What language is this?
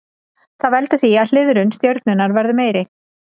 Icelandic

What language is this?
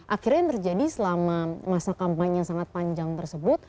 Indonesian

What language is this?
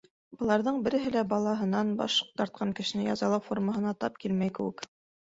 Bashkir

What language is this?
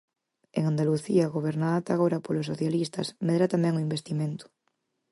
Galician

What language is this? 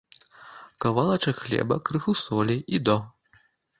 Belarusian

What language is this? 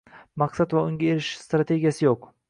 Uzbek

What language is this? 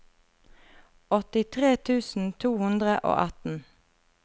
Norwegian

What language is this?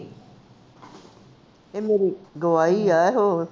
Punjabi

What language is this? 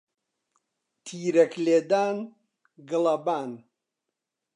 Central Kurdish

